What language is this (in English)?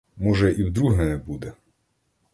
Ukrainian